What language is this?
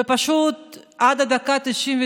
Hebrew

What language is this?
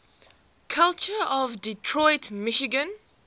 English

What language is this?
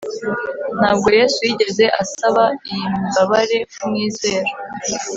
Kinyarwanda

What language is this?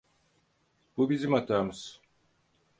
Turkish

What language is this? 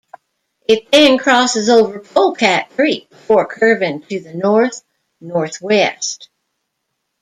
English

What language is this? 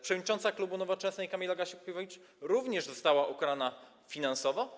Polish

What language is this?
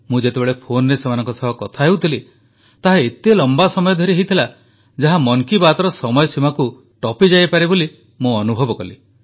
Odia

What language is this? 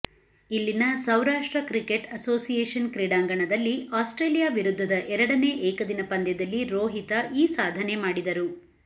Kannada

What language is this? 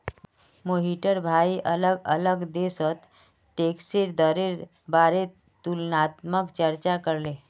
Magahi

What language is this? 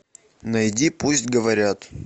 Russian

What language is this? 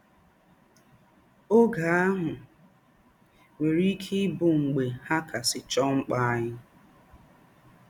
Igbo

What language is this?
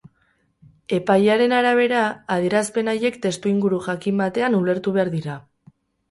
Basque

